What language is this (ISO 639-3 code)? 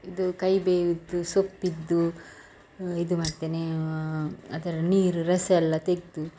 kan